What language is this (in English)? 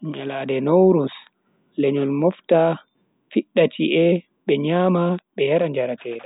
Bagirmi Fulfulde